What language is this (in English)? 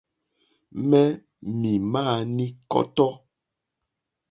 Mokpwe